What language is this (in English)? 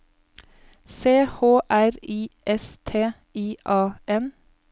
Norwegian